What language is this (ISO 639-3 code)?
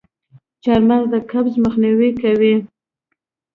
pus